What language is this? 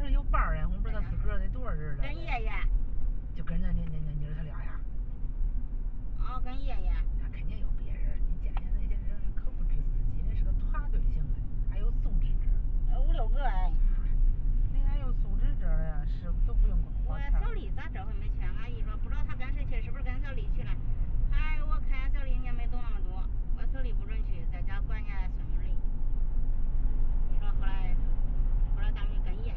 Chinese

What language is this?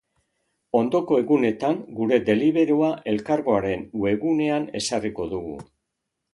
Basque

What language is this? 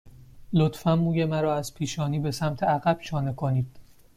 Persian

